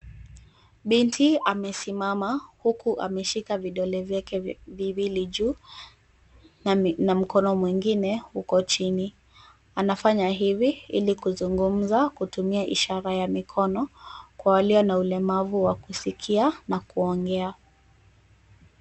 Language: Swahili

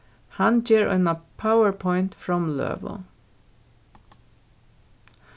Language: Faroese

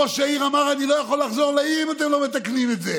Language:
Hebrew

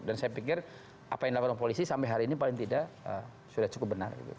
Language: Indonesian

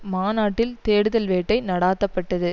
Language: Tamil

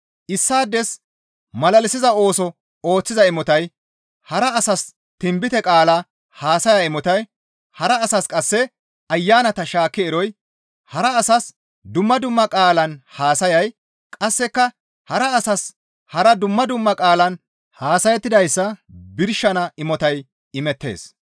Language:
Gamo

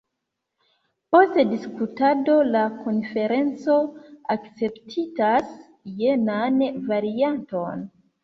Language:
Esperanto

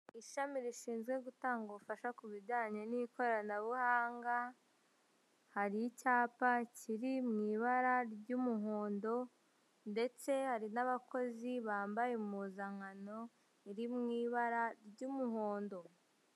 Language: Kinyarwanda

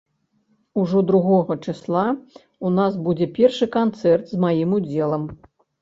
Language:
Belarusian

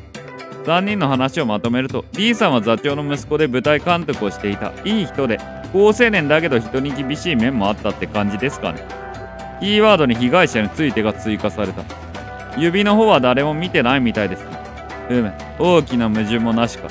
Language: Japanese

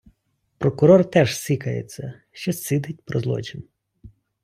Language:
Ukrainian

